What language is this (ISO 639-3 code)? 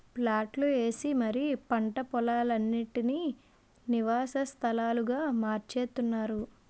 tel